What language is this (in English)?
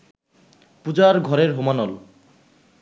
Bangla